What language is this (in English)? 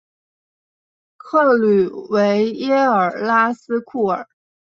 Chinese